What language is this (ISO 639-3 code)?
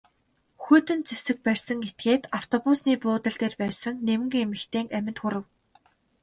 mon